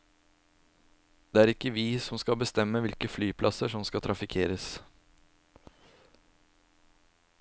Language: Norwegian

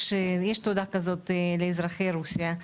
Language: Hebrew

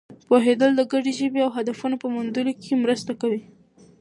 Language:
Pashto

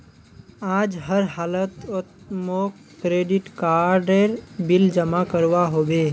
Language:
Magahi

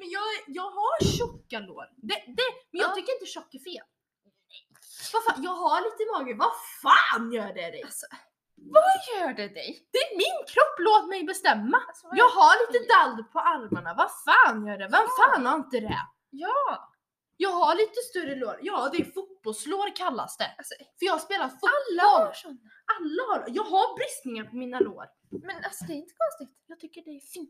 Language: Swedish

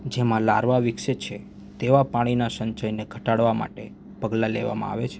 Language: Gujarati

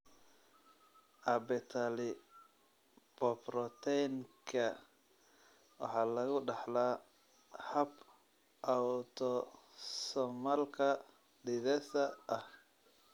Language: Somali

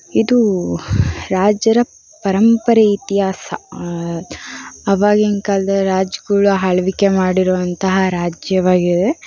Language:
Kannada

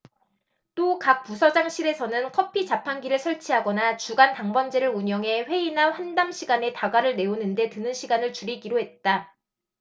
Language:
Korean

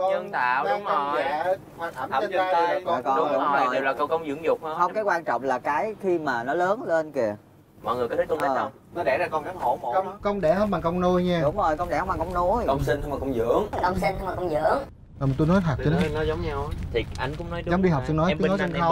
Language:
Vietnamese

